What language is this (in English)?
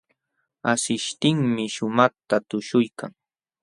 Jauja Wanca Quechua